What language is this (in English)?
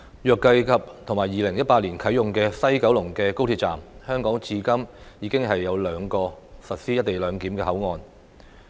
Cantonese